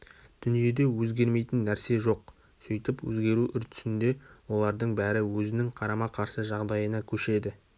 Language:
Kazakh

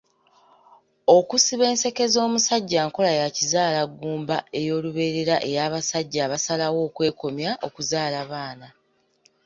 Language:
Ganda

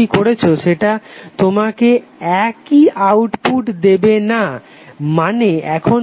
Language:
Bangla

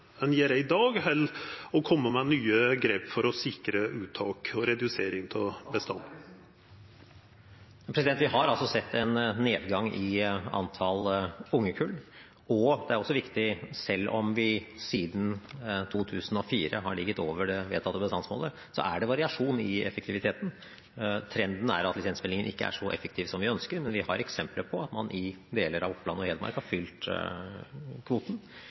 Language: Norwegian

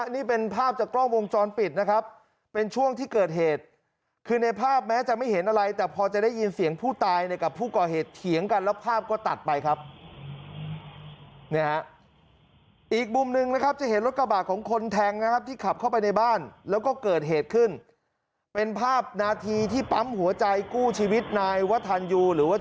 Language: Thai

